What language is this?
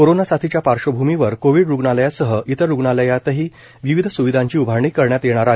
Marathi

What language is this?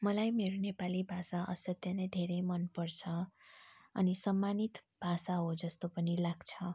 Nepali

